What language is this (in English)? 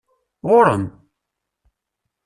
Kabyle